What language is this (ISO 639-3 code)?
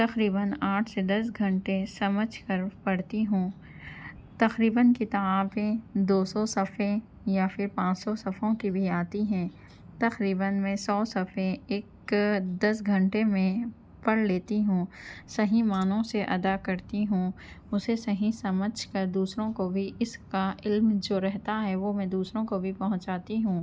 urd